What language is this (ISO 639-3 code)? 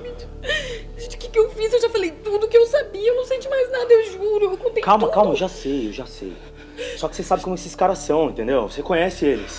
por